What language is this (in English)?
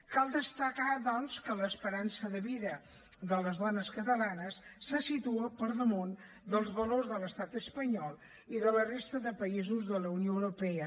Catalan